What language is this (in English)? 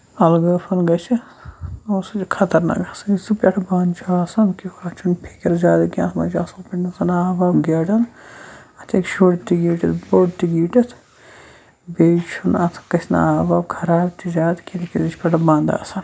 Kashmiri